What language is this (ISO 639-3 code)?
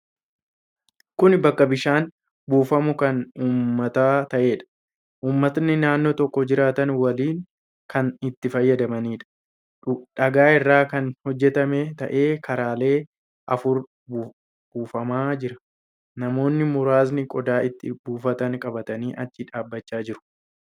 orm